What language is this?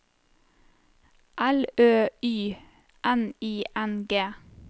Norwegian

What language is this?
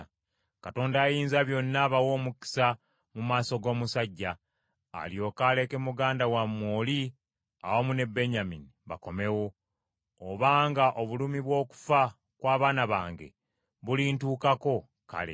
Ganda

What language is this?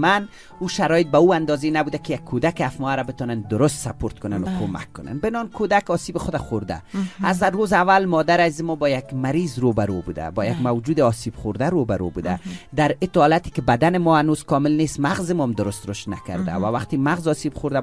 Persian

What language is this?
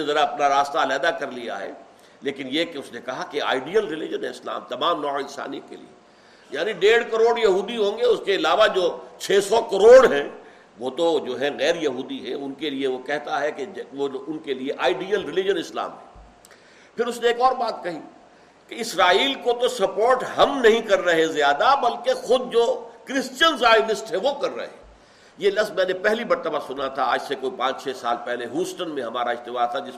Urdu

